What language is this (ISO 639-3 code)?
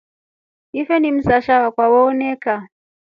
rof